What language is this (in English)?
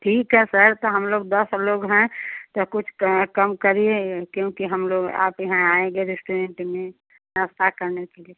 Hindi